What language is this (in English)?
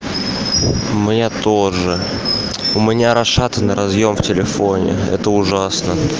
Russian